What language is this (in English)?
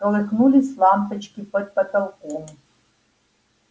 Russian